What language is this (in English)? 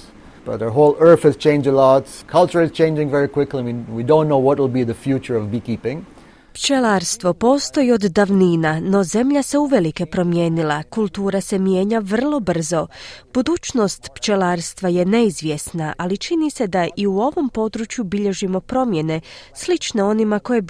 Croatian